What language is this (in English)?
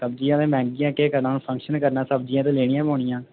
Dogri